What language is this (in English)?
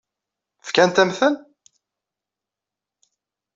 Kabyle